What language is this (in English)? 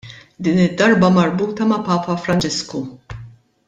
Maltese